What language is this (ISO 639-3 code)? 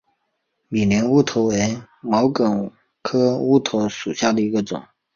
zho